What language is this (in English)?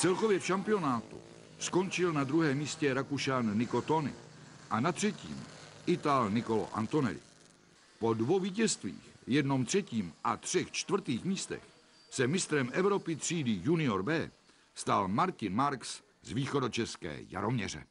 Czech